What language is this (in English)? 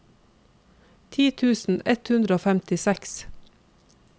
Norwegian